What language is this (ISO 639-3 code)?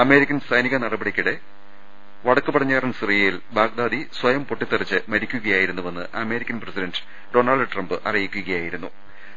mal